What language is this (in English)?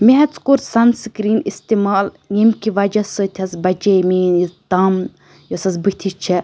Kashmiri